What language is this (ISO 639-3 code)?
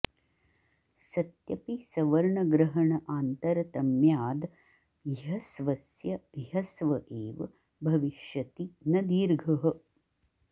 san